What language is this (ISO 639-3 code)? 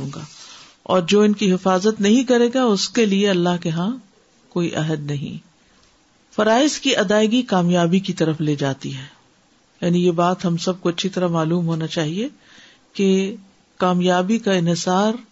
urd